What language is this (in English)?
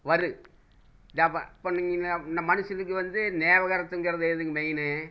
Tamil